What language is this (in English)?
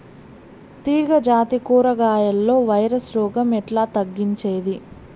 Telugu